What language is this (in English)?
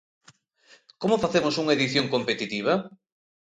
Galician